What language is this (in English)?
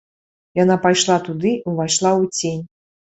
Belarusian